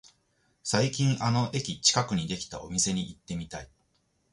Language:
Japanese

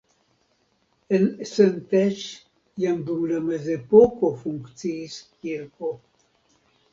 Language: Esperanto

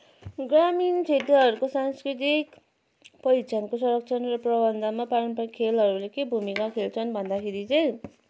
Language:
Nepali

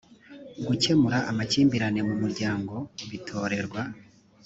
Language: Kinyarwanda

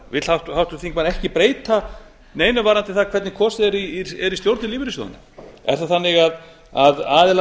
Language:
Icelandic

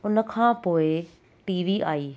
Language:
Sindhi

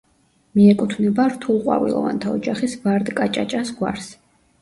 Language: Georgian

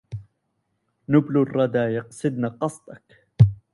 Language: Arabic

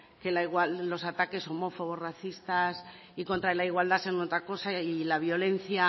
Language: Spanish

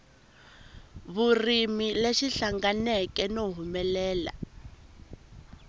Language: Tsonga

